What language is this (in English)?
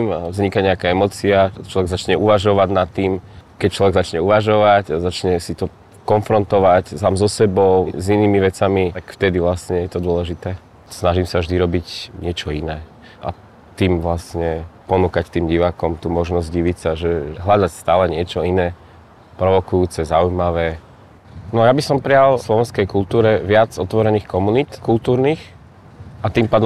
Slovak